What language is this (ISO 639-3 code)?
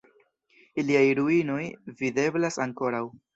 epo